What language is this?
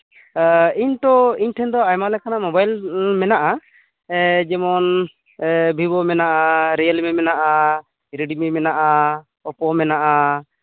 Santali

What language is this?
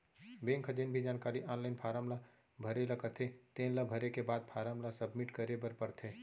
Chhattisgarhi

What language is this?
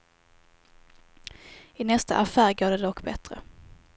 Swedish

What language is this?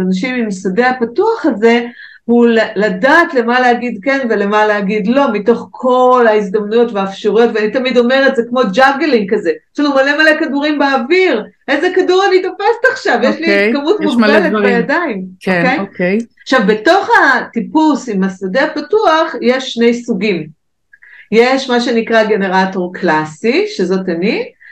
Hebrew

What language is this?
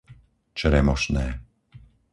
Slovak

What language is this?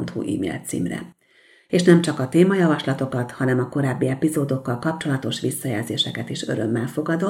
Hungarian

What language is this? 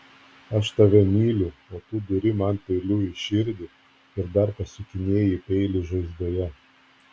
Lithuanian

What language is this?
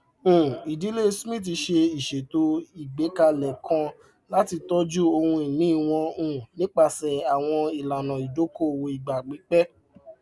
Yoruba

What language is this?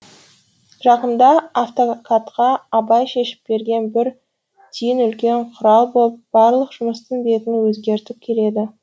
Kazakh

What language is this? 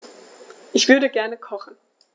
German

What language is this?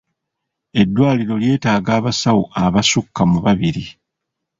Ganda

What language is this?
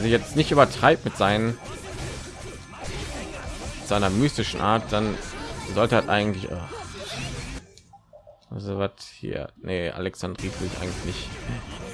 German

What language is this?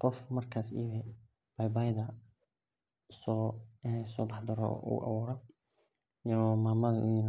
Somali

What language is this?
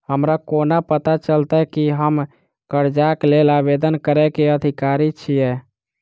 Maithili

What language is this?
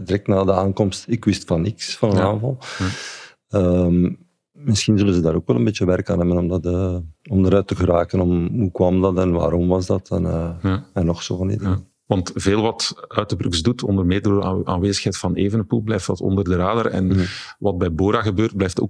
Dutch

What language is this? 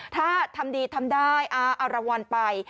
Thai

